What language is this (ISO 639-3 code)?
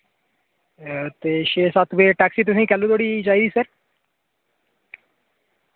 doi